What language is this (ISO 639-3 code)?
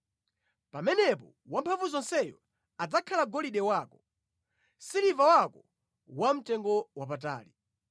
nya